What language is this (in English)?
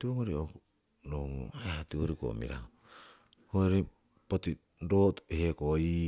Siwai